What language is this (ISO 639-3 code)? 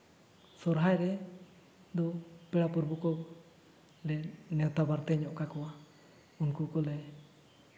sat